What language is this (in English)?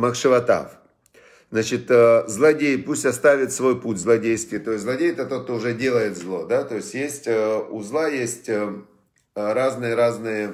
Russian